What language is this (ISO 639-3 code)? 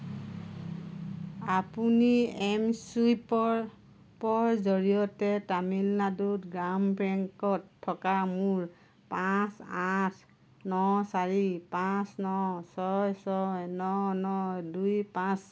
asm